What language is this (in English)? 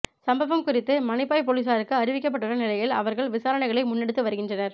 Tamil